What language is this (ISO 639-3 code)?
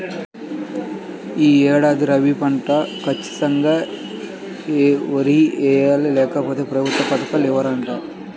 tel